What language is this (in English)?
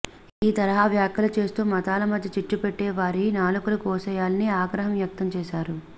Telugu